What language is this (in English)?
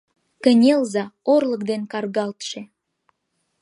Mari